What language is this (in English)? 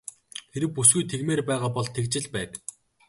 Mongolian